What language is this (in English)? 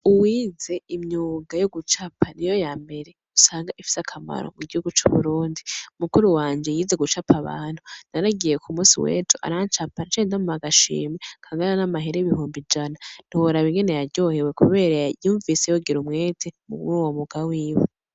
Rundi